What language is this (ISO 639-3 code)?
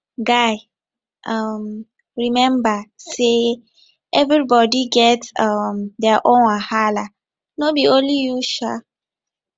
pcm